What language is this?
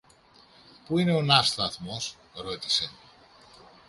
Greek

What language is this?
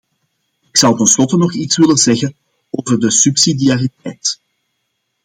Dutch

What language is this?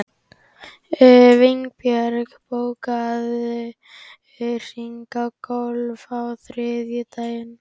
Icelandic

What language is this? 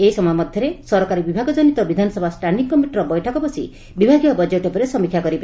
Odia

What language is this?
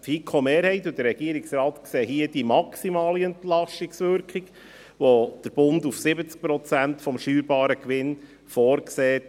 Swiss German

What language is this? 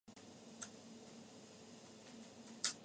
Japanese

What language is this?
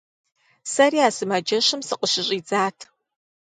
Kabardian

